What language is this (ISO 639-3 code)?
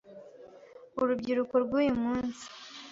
kin